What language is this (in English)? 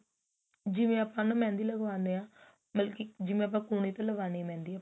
Punjabi